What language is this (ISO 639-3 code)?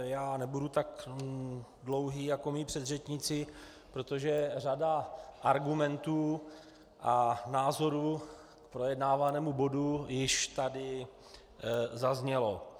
ces